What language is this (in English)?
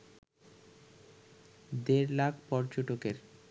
Bangla